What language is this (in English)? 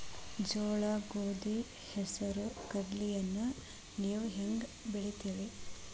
Kannada